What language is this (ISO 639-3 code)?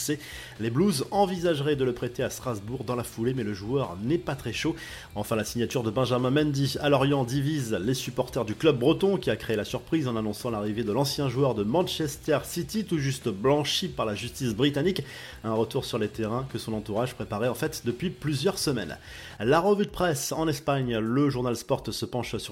fra